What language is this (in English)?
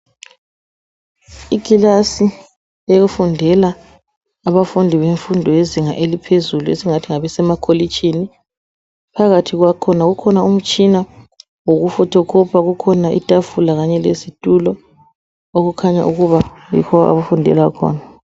North Ndebele